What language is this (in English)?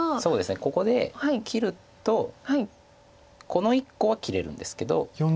Japanese